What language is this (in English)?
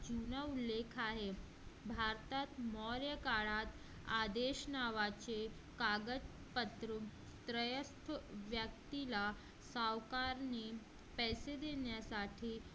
Marathi